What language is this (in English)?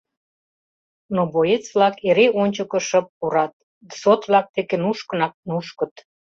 Mari